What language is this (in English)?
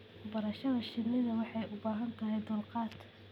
Somali